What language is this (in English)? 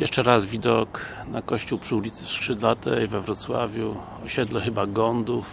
Polish